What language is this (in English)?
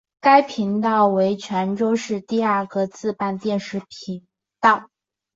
Chinese